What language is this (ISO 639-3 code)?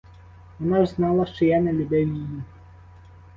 ukr